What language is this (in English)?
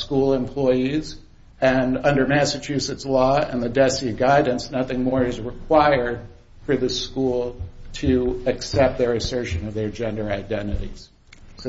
English